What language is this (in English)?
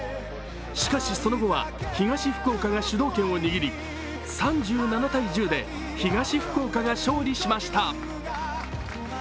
Japanese